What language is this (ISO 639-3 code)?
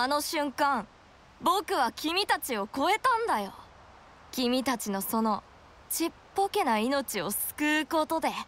jpn